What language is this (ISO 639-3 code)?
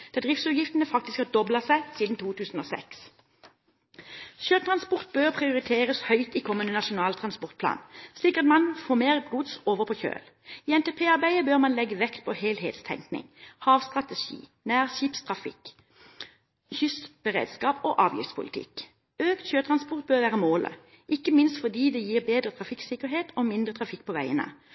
nob